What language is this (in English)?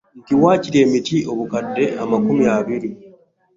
Ganda